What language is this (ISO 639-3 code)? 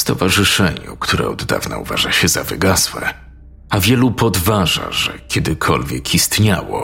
pol